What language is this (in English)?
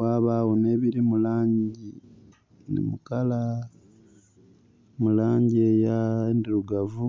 Soga